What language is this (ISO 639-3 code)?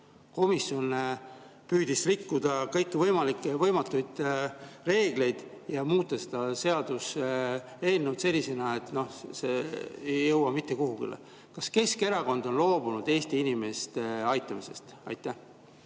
est